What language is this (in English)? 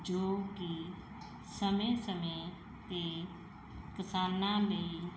Punjabi